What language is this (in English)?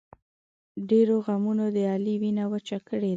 Pashto